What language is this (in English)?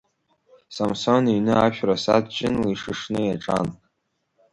Abkhazian